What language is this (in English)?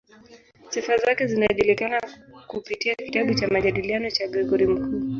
Swahili